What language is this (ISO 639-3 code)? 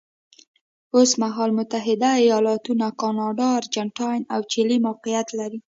pus